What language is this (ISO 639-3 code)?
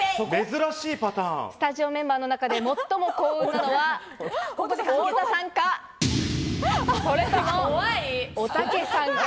jpn